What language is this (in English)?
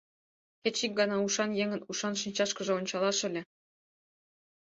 Mari